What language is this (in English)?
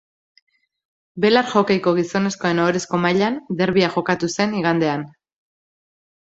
Basque